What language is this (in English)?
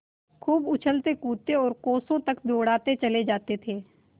Hindi